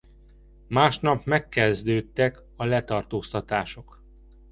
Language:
Hungarian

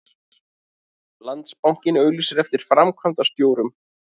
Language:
Icelandic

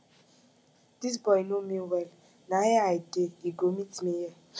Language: Nigerian Pidgin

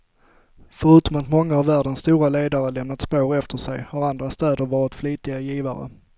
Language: Swedish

